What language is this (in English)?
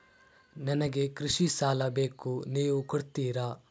Kannada